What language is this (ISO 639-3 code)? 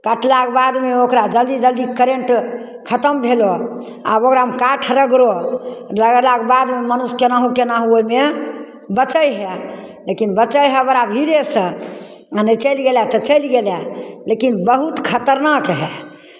mai